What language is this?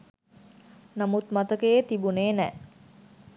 Sinhala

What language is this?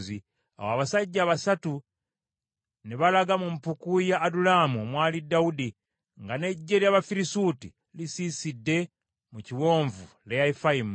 Ganda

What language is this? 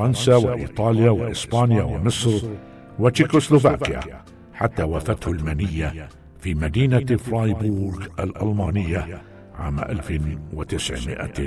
Arabic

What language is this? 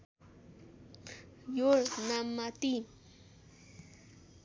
Nepali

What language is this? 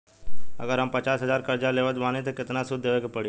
Bhojpuri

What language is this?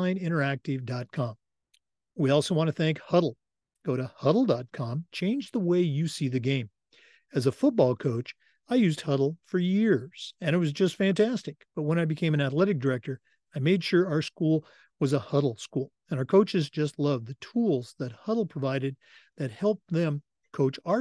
English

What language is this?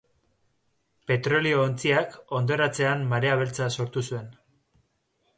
Basque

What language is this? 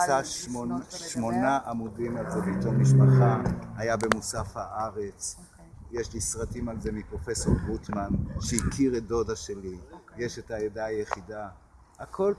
Hebrew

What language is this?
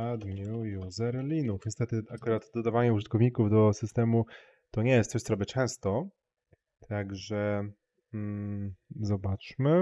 Polish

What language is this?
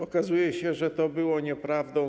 Polish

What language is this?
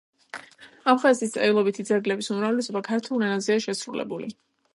Georgian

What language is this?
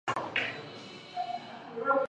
Chinese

